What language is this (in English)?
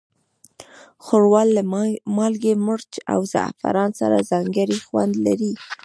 Pashto